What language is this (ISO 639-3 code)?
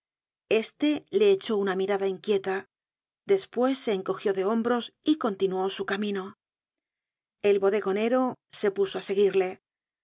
spa